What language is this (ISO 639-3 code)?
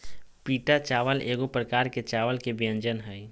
mag